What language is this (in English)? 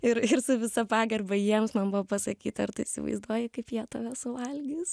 Lithuanian